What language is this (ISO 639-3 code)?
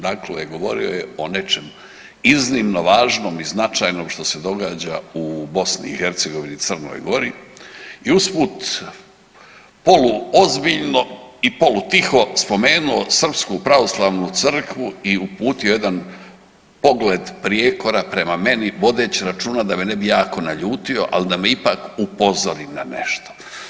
hrv